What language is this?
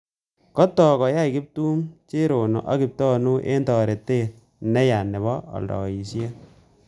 Kalenjin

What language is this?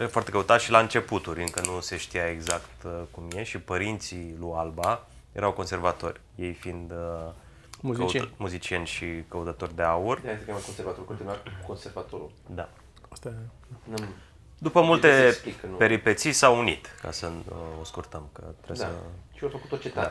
Romanian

